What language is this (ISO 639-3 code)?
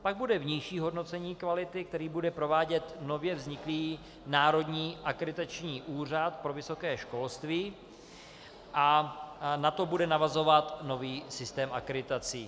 ces